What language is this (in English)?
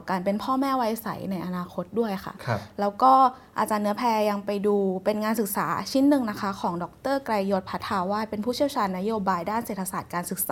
Thai